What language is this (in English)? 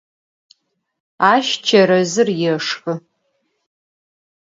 Adyghe